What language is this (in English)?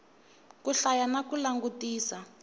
Tsonga